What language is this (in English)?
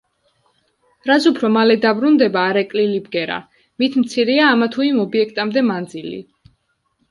Georgian